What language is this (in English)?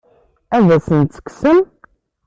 Kabyle